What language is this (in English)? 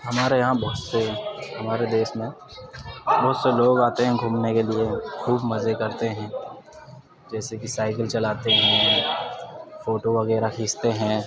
Urdu